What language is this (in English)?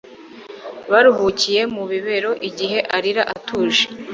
Kinyarwanda